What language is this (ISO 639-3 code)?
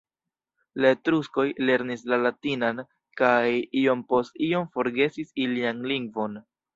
epo